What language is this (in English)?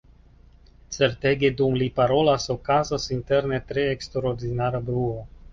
Esperanto